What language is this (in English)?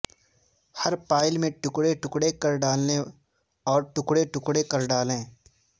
Urdu